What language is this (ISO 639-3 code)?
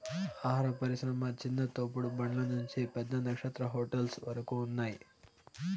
tel